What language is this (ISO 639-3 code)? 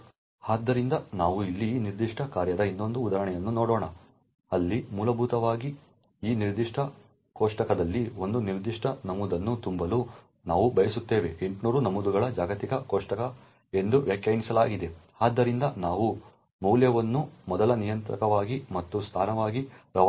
kan